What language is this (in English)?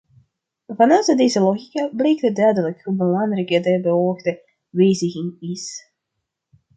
Dutch